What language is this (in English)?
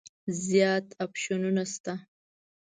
Pashto